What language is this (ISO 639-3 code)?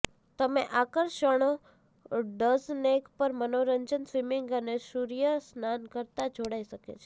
guj